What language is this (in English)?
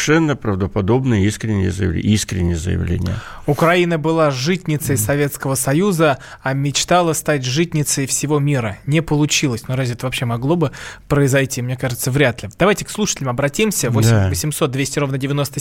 Russian